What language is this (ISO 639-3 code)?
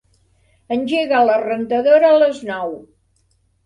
cat